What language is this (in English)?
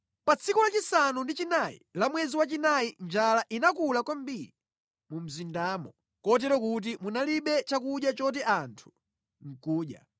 Nyanja